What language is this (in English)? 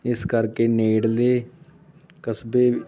Punjabi